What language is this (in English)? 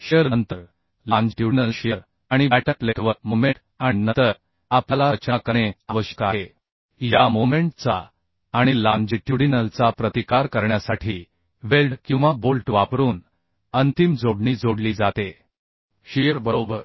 Marathi